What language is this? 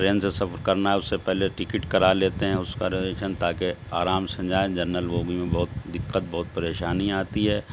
Urdu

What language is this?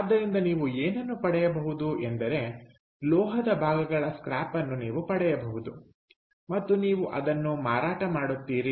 Kannada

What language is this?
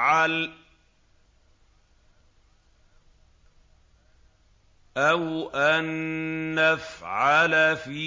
Arabic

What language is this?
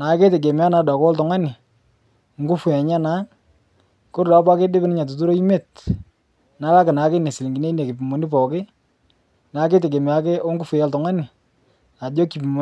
Masai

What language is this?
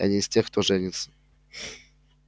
Russian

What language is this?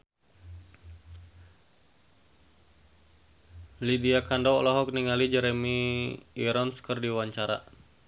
Sundanese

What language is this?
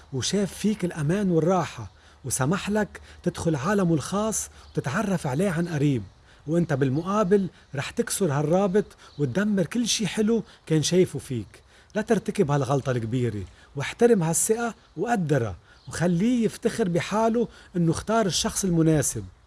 Arabic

